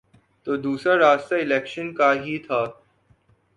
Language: Urdu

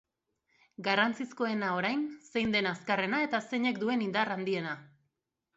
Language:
Basque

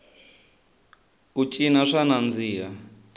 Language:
Tsonga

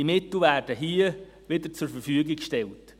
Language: Swiss German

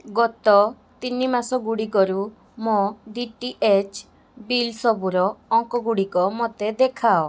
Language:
Odia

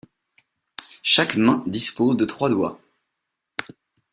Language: French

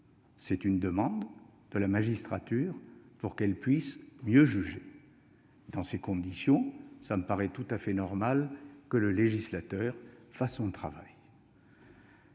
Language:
French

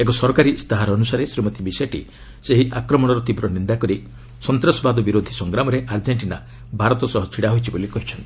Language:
Odia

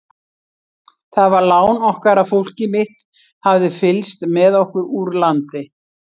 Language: Icelandic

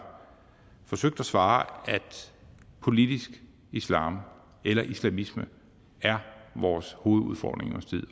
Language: Danish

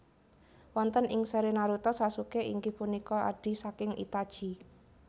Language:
Javanese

